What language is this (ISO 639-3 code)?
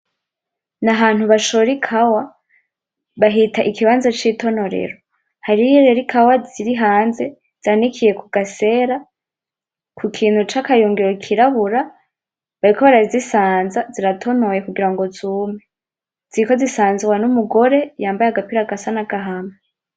run